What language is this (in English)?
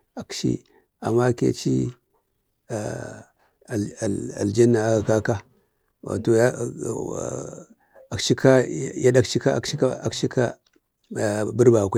Bade